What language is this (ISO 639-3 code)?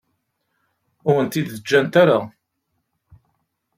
kab